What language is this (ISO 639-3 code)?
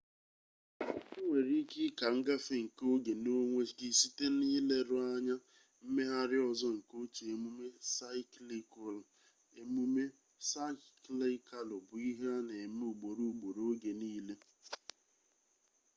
ibo